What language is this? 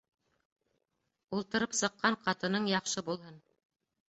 Bashkir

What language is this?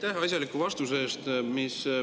Estonian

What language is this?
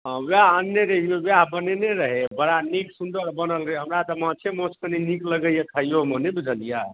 Maithili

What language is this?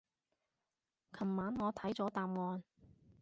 Cantonese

